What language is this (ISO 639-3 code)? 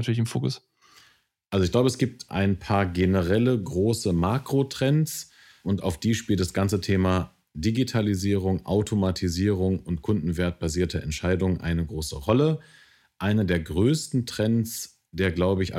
deu